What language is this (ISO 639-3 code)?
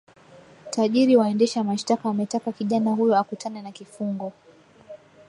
swa